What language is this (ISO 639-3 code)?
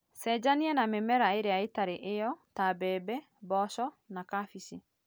kik